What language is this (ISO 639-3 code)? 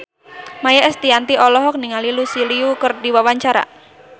sun